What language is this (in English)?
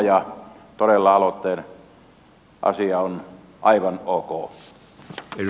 Finnish